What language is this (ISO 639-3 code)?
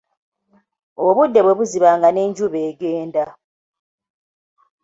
lug